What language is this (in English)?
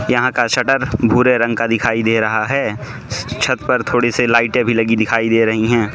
Hindi